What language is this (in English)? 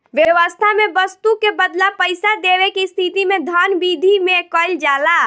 Bhojpuri